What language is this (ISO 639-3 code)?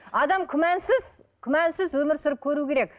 kaz